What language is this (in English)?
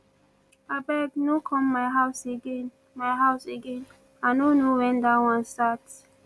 Nigerian Pidgin